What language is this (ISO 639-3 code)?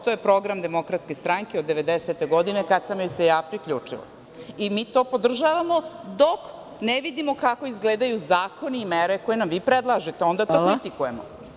srp